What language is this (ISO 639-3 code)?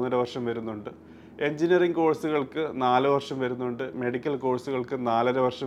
mal